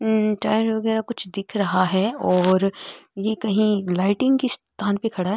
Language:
Marwari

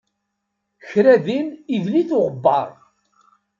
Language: Kabyle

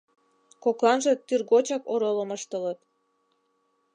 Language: Mari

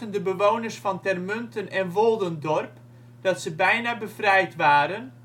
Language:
Dutch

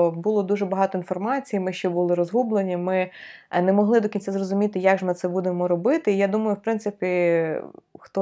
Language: Ukrainian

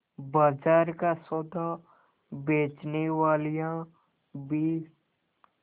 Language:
Hindi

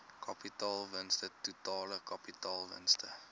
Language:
Afrikaans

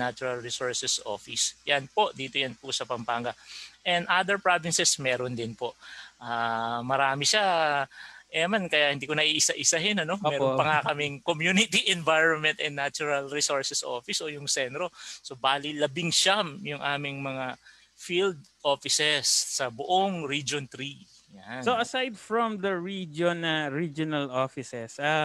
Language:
Filipino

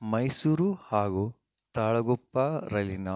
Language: Kannada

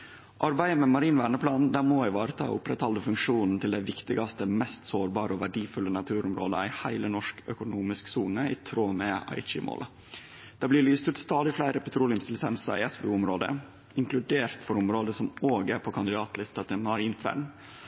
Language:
Norwegian Nynorsk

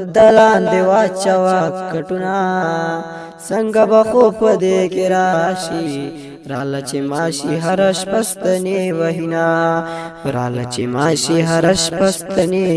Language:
Pashto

